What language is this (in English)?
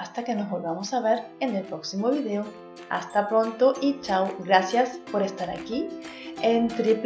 Spanish